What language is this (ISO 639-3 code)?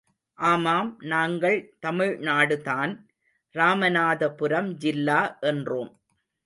tam